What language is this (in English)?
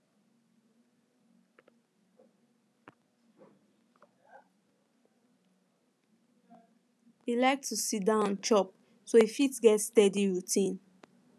Nigerian Pidgin